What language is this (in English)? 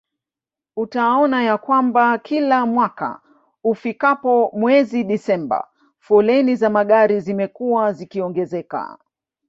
Swahili